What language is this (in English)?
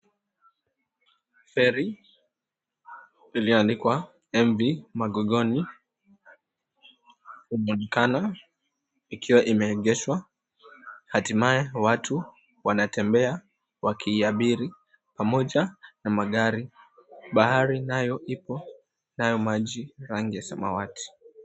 Swahili